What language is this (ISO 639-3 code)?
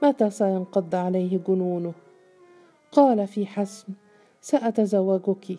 ara